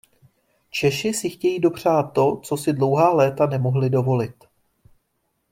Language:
Czech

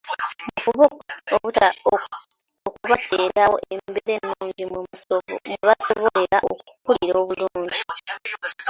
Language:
Ganda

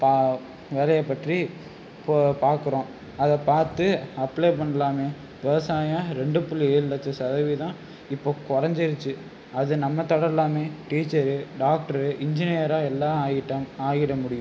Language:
Tamil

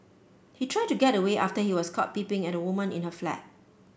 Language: English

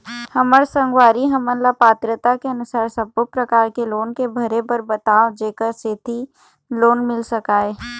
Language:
Chhattisgarhi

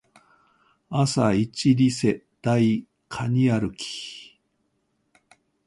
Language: Japanese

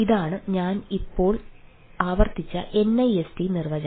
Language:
Malayalam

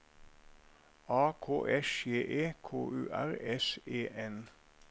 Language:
Norwegian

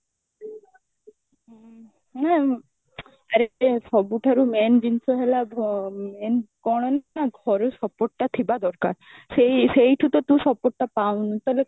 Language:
Odia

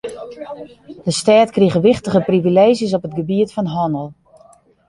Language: Western Frisian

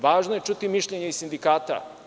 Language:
Serbian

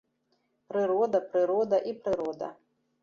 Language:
Belarusian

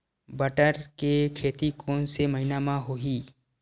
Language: Chhattisgarhi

